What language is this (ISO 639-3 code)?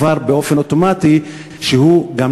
heb